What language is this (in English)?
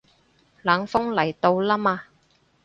Cantonese